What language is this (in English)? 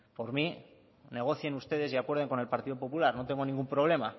Spanish